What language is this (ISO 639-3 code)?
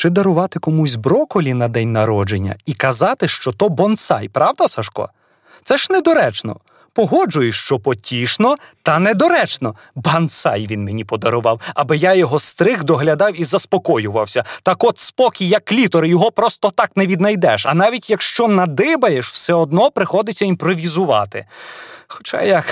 ukr